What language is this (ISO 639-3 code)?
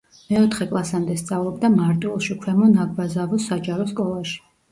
kat